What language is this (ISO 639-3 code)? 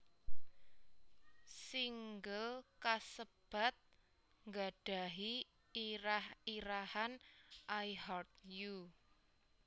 jav